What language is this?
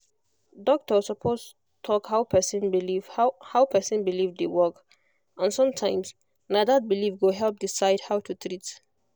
Nigerian Pidgin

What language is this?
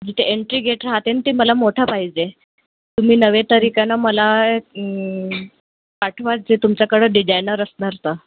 Marathi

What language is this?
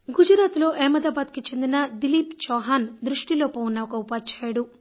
Telugu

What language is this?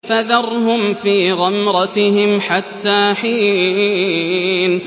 Arabic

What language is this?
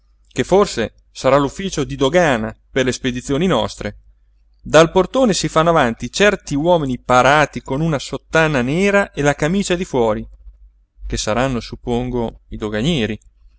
Italian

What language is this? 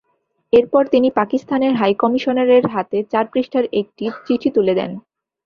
Bangla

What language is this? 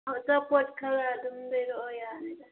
Manipuri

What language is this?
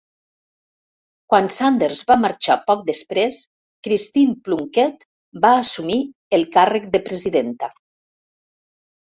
Catalan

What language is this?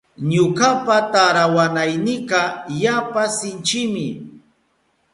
Southern Pastaza Quechua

